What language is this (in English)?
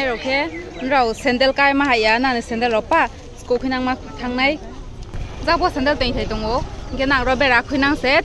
Thai